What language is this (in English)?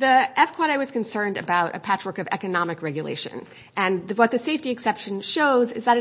English